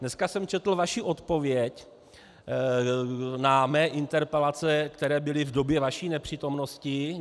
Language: Czech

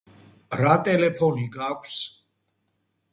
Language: Georgian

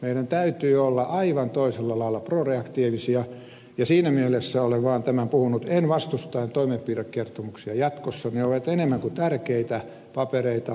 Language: Finnish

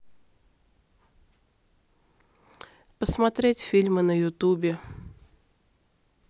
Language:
Russian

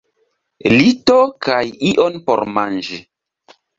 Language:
Esperanto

